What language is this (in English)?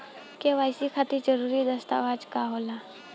Bhojpuri